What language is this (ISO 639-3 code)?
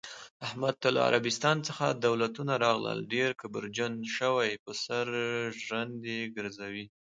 pus